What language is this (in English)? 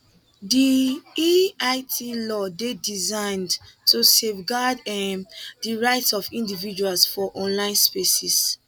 Nigerian Pidgin